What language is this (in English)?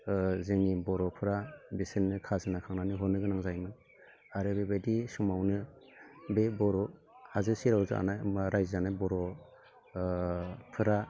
Bodo